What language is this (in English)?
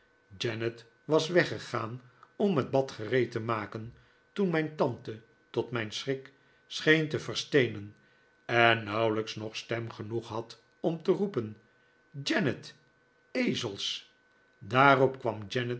Dutch